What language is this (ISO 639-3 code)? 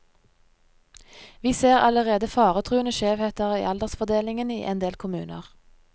nor